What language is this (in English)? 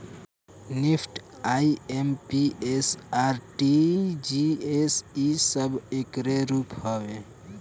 Bhojpuri